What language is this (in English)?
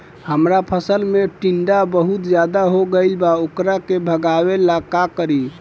Bhojpuri